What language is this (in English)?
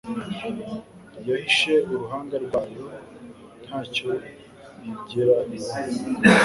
Kinyarwanda